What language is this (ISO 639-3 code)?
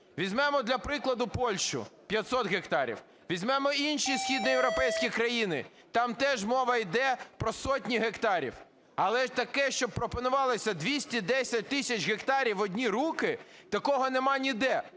ukr